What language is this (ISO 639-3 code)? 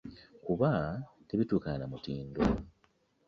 lug